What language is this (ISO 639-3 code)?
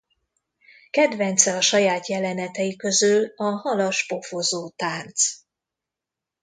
hun